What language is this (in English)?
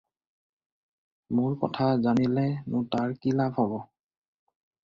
Assamese